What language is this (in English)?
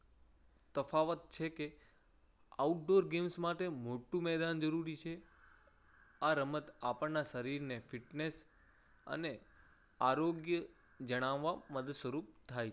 Gujarati